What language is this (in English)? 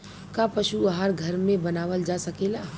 Bhojpuri